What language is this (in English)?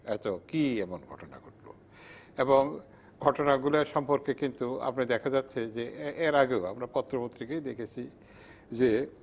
Bangla